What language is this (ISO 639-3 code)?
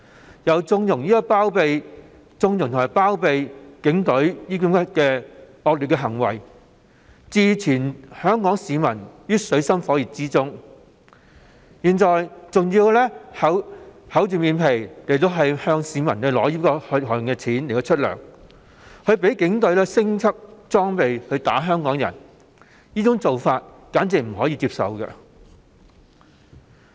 yue